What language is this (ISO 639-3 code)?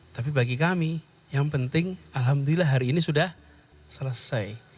ind